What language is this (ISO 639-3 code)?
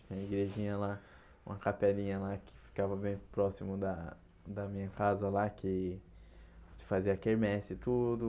por